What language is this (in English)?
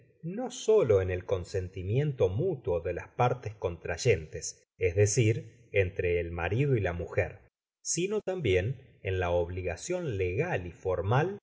Spanish